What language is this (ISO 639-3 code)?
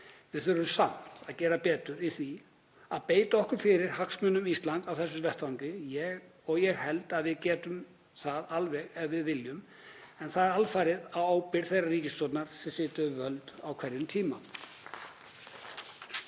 isl